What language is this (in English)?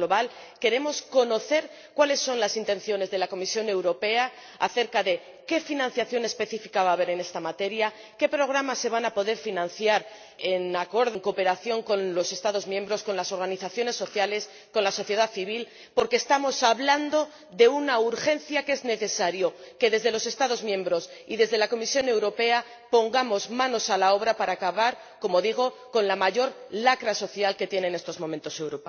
Spanish